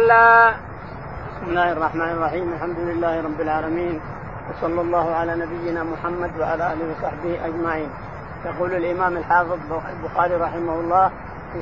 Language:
Arabic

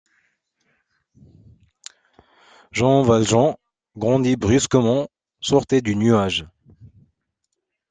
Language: French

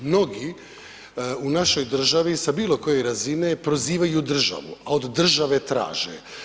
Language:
Croatian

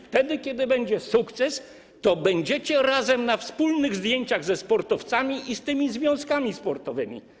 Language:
Polish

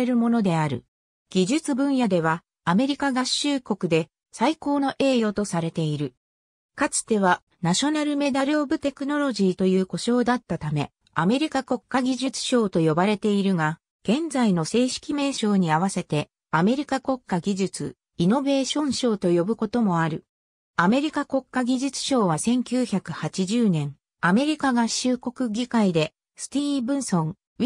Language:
Japanese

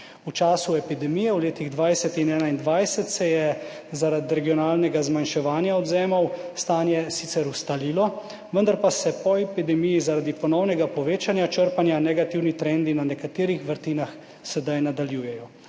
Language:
Slovenian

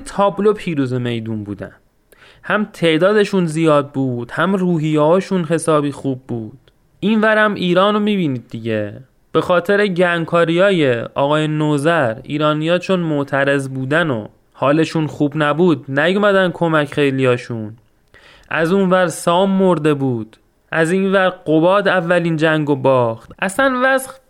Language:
Persian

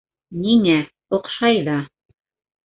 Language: Bashkir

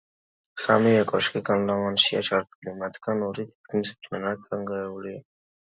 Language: Georgian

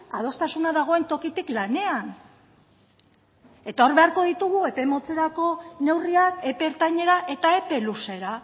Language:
Basque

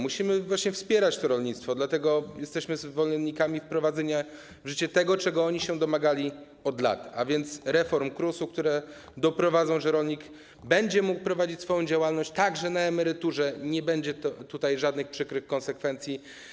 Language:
Polish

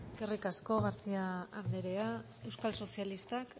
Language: Basque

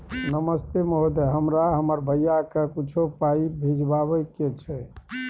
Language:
Maithili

